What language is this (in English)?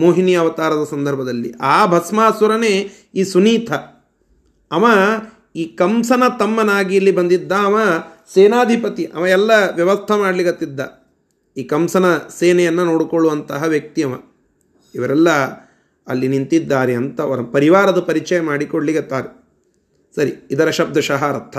Kannada